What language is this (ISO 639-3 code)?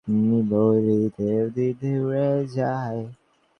ben